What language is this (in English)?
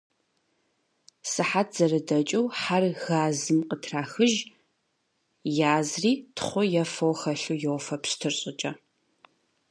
Kabardian